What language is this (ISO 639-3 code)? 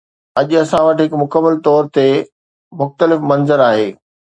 snd